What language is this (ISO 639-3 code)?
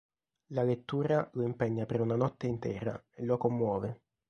ita